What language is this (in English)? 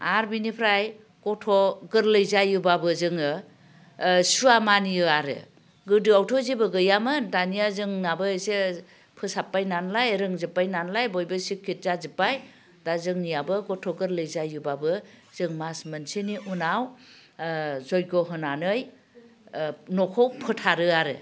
Bodo